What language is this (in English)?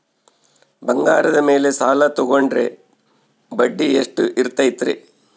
Kannada